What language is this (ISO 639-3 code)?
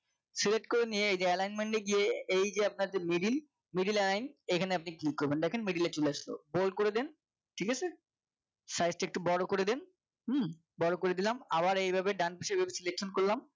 ben